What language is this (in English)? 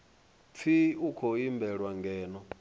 Venda